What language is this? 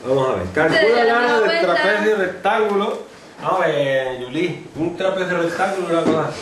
Spanish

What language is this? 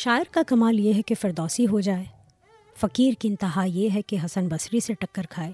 Urdu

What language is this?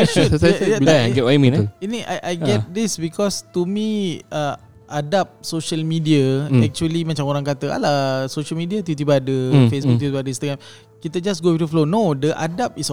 Malay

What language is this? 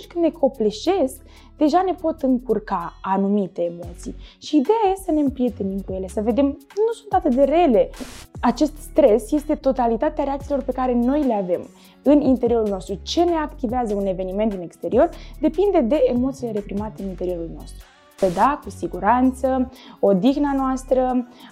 Romanian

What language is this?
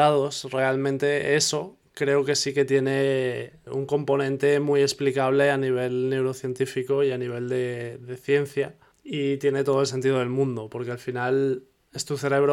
Spanish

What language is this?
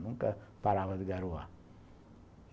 Portuguese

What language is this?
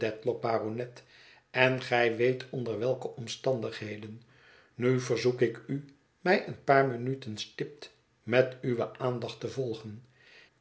Dutch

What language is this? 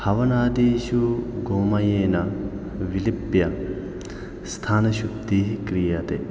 Sanskrit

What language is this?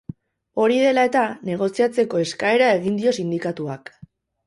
Basque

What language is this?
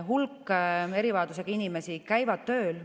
Estonian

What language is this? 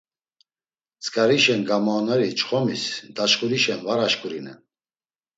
Laz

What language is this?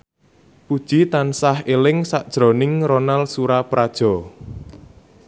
Javanese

